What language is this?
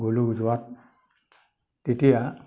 Assamese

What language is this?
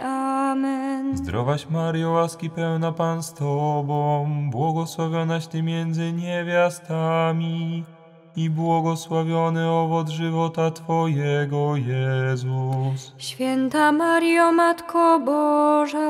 Polish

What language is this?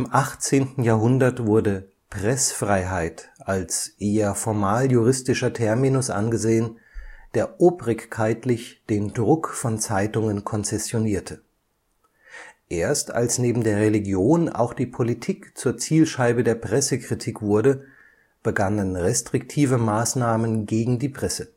German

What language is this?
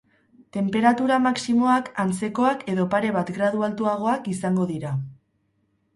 Basque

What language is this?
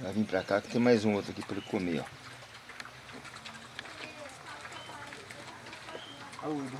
Portuguese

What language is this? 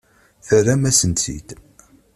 Kabyle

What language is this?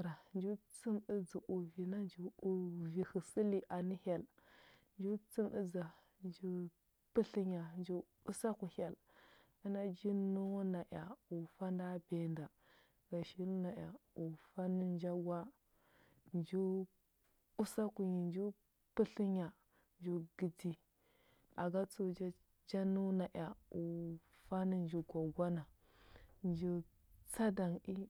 Huba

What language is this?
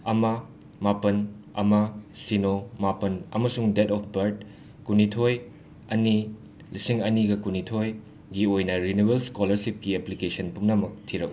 Manipuri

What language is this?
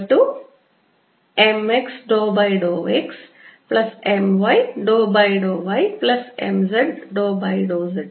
Malayalam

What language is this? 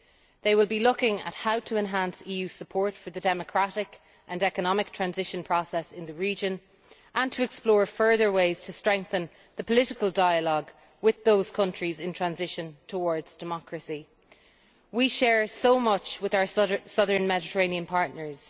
English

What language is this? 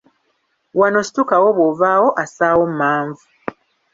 Ganda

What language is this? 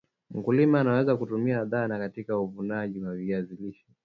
Swahili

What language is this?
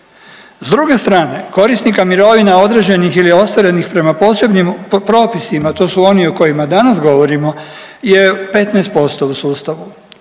Croatian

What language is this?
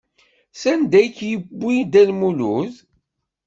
Kabyle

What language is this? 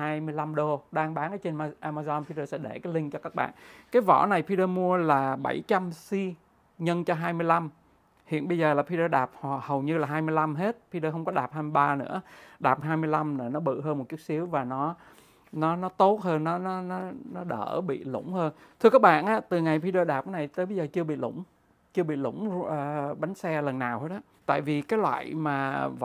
Vietnamese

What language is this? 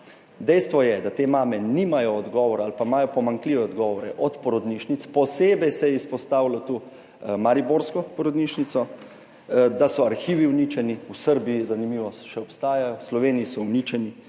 Slovenian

